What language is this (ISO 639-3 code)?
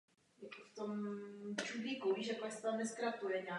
ces